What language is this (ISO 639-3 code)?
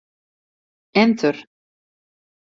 fry